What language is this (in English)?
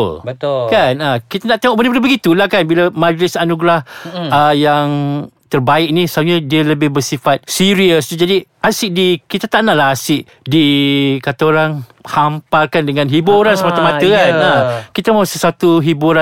Malay